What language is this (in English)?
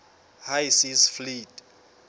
Southern Sotho